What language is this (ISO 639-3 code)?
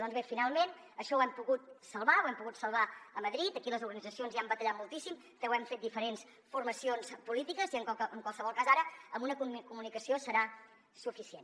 cat